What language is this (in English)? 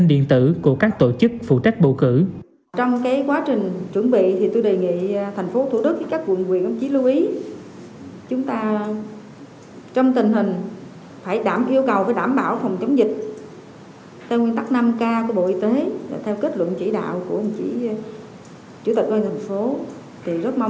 Vietnamese